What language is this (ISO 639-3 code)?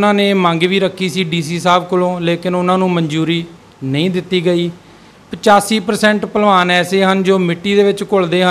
hin